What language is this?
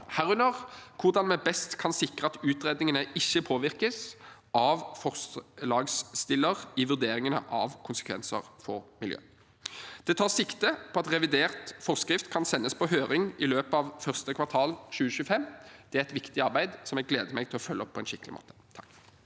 Norwegian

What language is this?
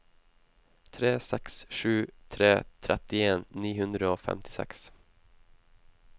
Norwegian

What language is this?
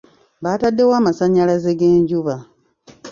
Ganda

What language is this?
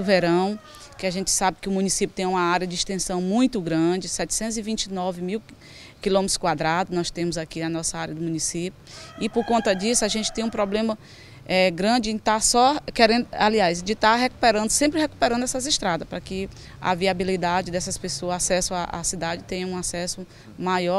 Portuguese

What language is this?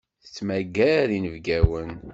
Kabyle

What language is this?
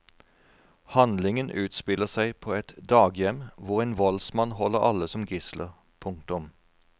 Norwegian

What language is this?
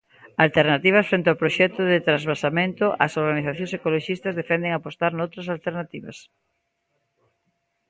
Galician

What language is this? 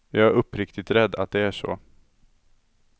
Swedish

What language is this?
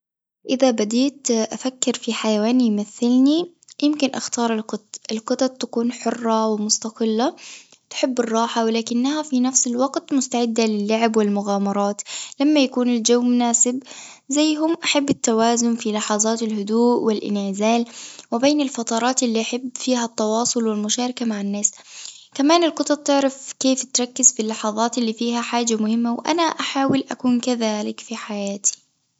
Tunisian Arabic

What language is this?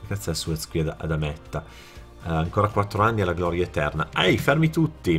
Italian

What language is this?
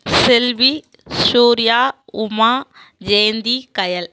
Tamil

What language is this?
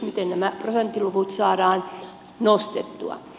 Finnish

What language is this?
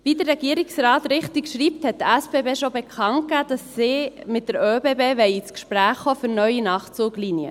Swiss German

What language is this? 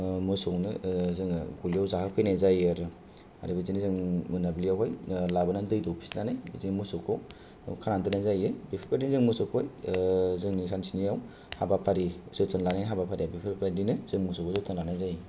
Bodo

